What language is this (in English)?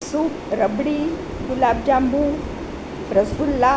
Gujarati